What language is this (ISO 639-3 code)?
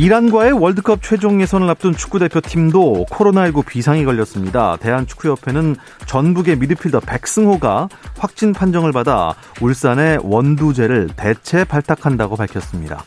kor